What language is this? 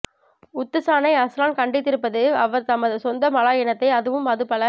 Tamil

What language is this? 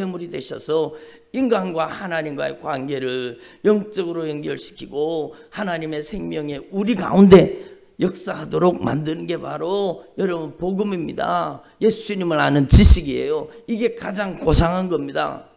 Korean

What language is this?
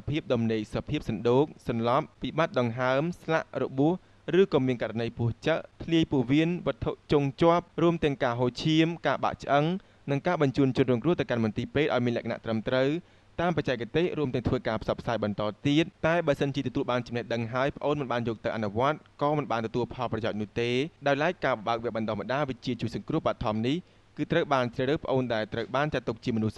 Thai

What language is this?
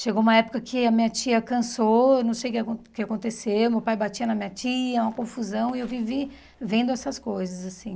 Portuguese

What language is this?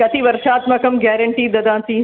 Sanskrit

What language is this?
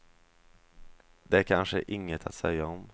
Swedish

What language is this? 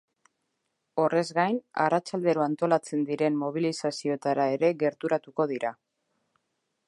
Basque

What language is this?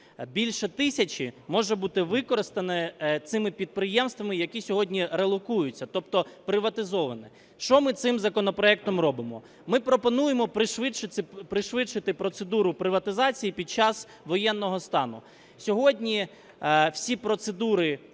Ukrainian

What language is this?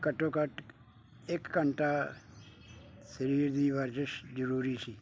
Punjabi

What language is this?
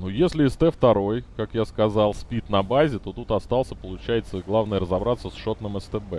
Russian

